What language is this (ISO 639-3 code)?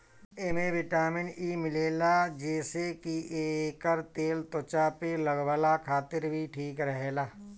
bho